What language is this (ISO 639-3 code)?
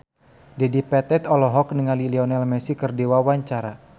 sun